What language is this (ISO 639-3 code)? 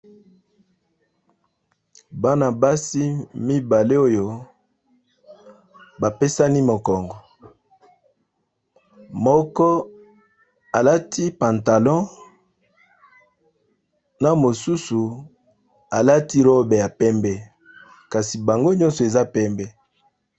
lin